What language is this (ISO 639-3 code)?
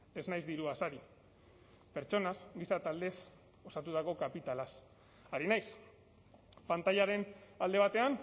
eus